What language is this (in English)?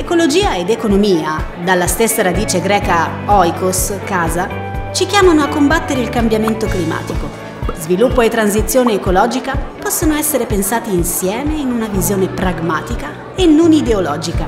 Italian